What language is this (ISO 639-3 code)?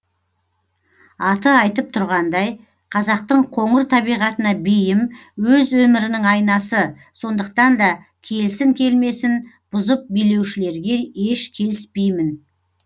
kaz